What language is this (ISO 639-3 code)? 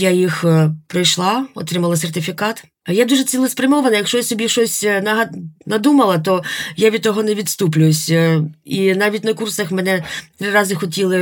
ukr